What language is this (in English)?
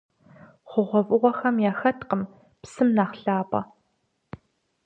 Kabardian